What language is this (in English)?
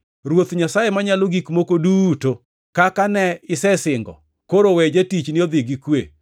Luo (Kenya and Tanzania)